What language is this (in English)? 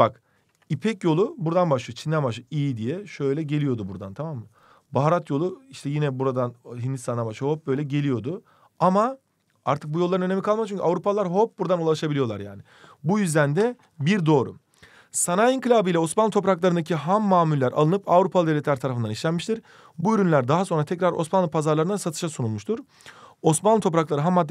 Turkish